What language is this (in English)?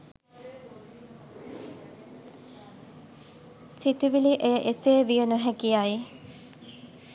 Sinhala